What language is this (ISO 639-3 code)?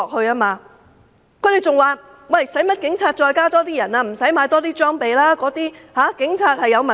yue